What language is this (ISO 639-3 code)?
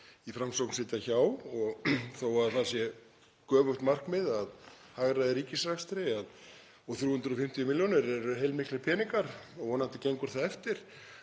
isl